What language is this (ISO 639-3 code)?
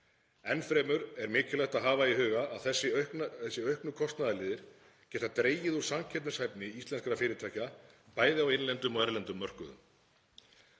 isl